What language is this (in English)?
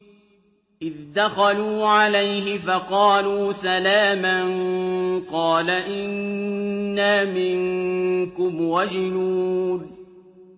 Arabic